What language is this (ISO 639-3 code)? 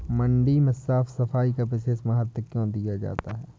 hin